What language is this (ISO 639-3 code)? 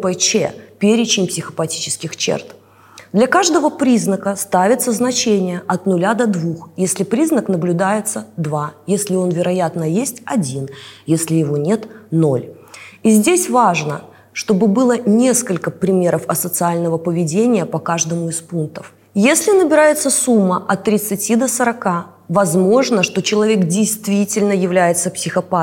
rus